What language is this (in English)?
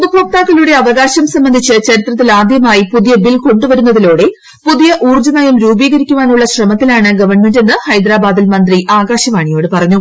Malayalam